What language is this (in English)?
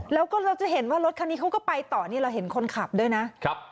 Thai